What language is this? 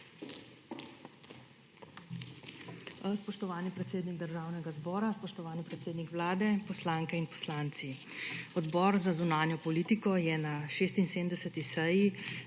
Slovenian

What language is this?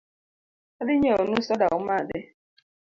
Luo (Kenya and Tanzania)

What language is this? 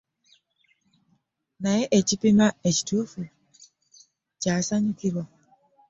Ganda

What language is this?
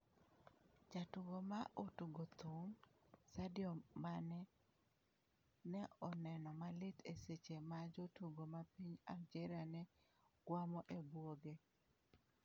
Luo (Kenya and Tanzania)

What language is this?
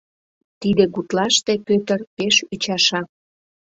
Mari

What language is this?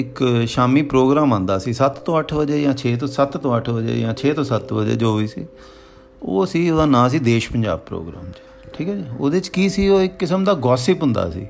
Punjabi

